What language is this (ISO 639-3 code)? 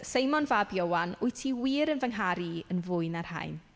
cym